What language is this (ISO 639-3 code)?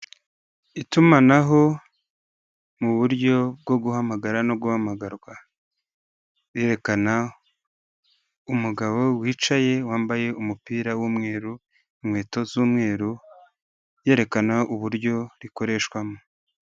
kin